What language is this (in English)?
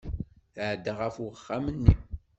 Kabyle